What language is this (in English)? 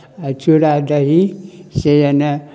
Maithili